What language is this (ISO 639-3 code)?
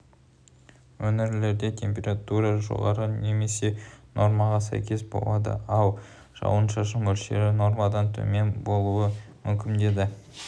kaz